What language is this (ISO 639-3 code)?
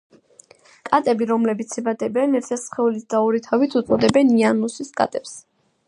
kat